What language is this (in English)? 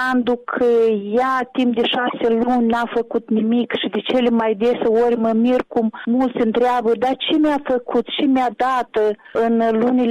Romanian